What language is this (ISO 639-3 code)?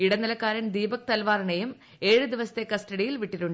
mal